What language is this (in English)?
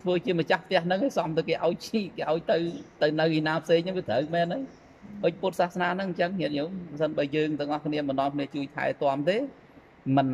Vietnamese